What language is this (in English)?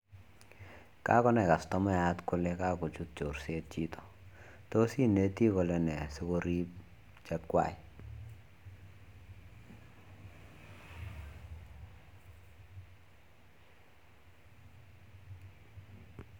Kalenjin